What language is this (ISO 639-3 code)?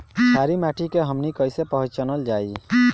bho